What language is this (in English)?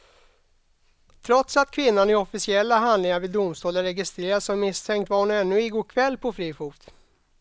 Swedish